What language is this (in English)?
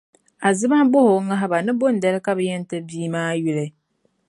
Dagbani